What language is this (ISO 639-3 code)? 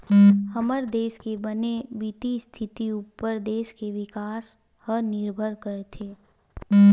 hne